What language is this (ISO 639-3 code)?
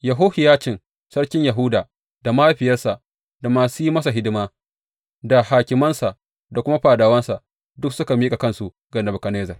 hau